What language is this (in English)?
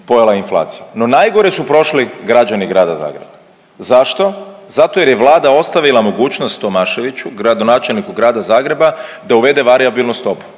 Croatian